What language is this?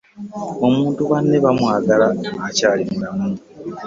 Ganda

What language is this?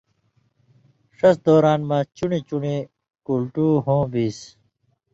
Indus Kohistani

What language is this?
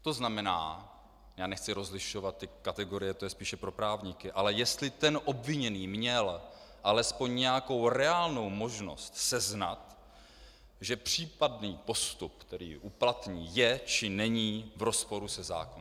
Czech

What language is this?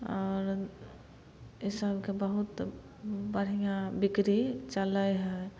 Maithili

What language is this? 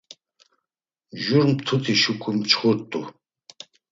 Laz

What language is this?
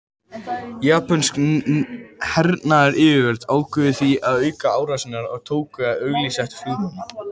Icelandic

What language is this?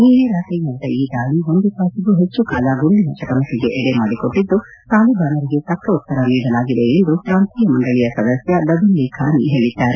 Kannada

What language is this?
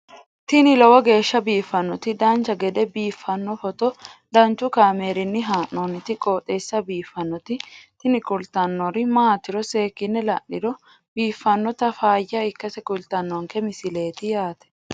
Sidamo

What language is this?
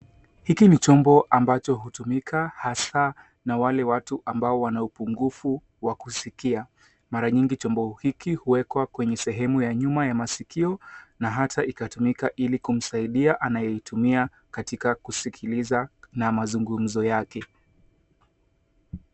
Swahili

